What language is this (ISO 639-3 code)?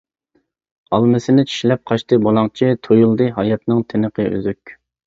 uig